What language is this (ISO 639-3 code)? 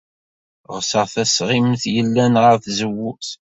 kab